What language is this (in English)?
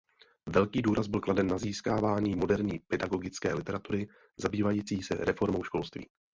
Czech